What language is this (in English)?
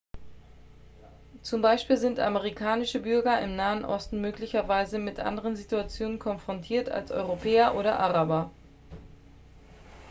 German